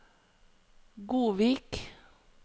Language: Norwegian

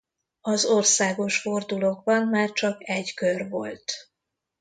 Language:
Hungarian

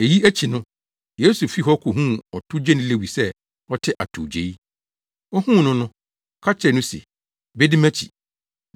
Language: Akan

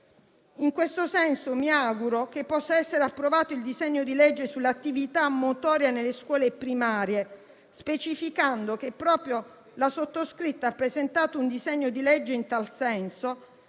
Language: Italian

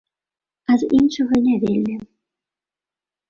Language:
Belarusian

